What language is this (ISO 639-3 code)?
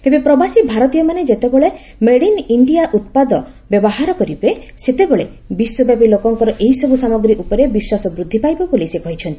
ori